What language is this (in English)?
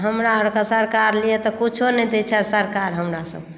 Maithili